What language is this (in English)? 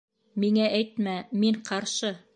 Bashkir